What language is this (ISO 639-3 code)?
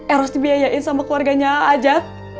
ind